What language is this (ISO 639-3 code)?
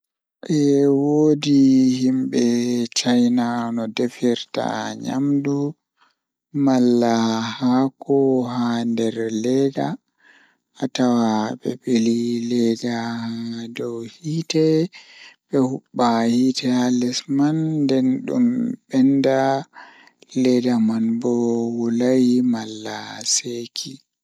ful